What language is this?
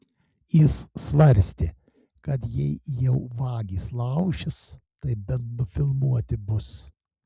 Lithuanian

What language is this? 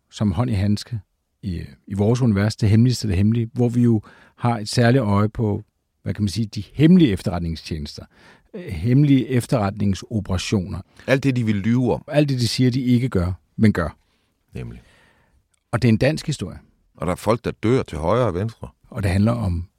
Danish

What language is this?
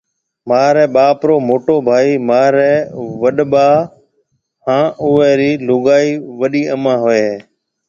Marwari (Pakistan)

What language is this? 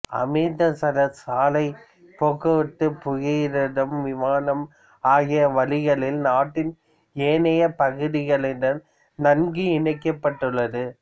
Tamil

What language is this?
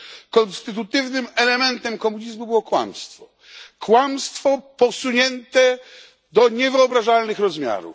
Polish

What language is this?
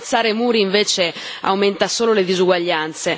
Italian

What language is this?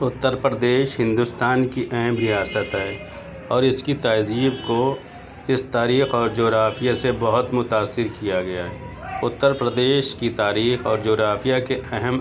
Urdu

